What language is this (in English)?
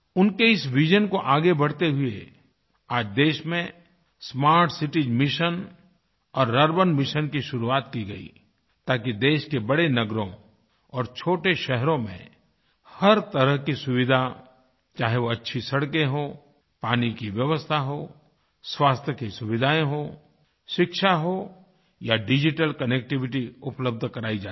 Hindi